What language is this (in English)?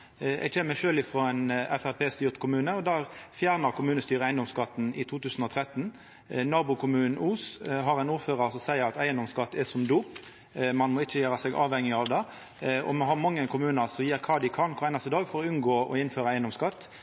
Norwegian Nynorsk